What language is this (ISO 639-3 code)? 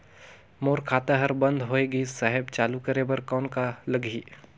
hne